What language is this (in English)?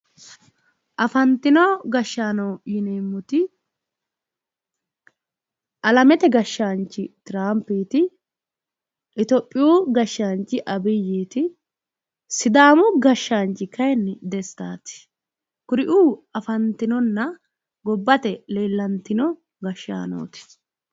Sidamo